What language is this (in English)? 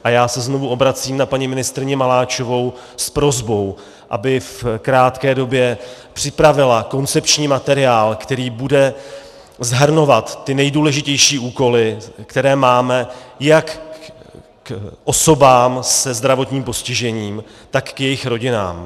Czech